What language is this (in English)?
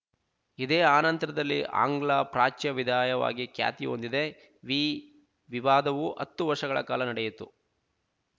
Kannada